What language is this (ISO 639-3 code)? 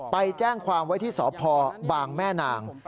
tha